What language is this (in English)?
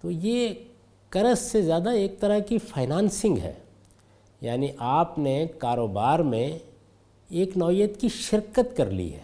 Urdu